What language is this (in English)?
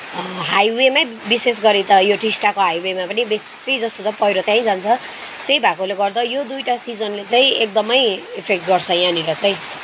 Nepali